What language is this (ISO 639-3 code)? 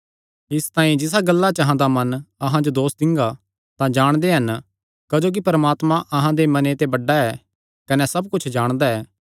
xnr